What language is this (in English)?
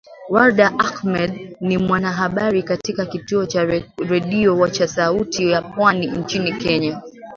Swahili